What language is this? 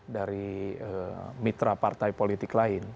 Indonesian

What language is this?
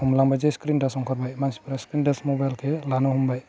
Bodo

